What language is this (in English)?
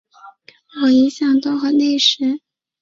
Chinese